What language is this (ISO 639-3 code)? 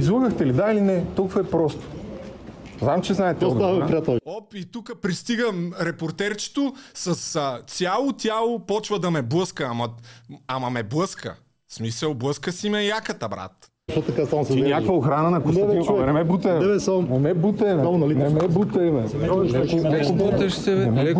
bul